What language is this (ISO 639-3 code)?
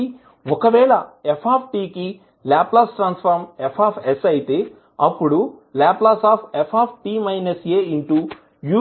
tel